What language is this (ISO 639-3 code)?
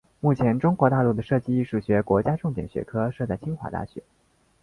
zho